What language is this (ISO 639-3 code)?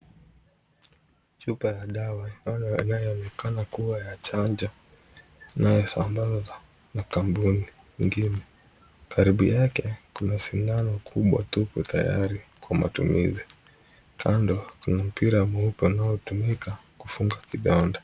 swa